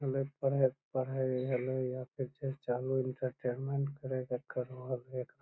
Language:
Magahi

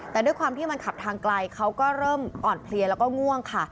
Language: Thai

